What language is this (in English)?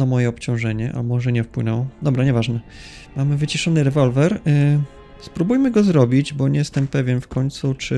Polish